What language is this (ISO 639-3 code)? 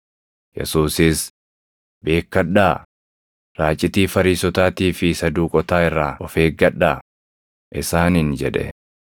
orm